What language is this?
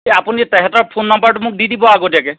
Assamese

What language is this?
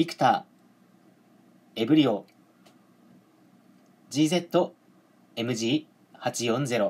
Japanese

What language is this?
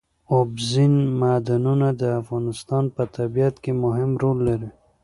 Pashto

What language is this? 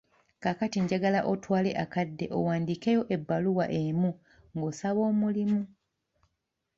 Ganda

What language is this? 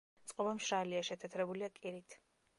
Georgian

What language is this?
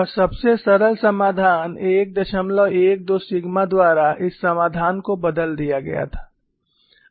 Hindi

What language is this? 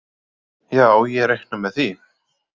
Icelandic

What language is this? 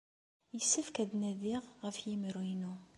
Kabyle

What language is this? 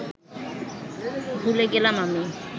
Bangla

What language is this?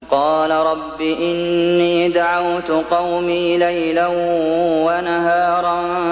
Arabic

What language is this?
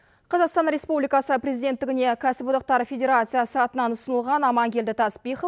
Kazakh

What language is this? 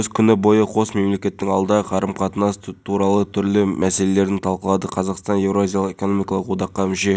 Kazakh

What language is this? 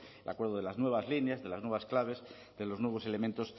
Spanish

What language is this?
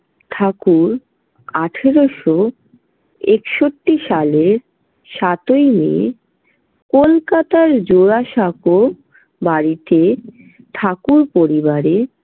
Bangla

